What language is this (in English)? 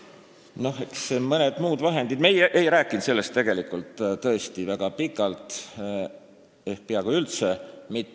Estonian